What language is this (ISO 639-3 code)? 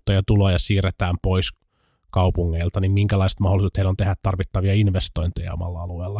fin